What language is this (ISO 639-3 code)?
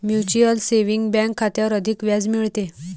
mar